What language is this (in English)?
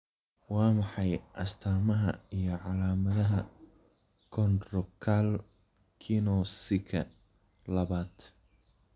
Somali